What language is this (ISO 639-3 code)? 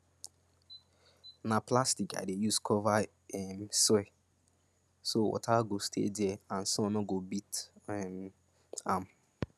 pcm